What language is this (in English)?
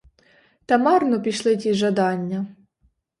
Ukrainian